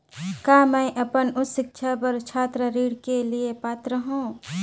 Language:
Chhattisgarhi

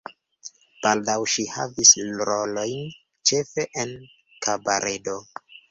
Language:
Esperanto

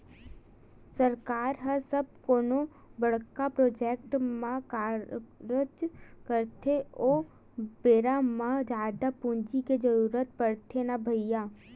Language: Chhattisgarhi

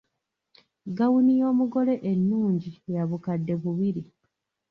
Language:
Ganda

